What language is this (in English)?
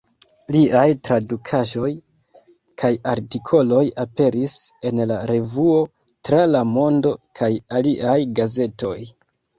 Esperanto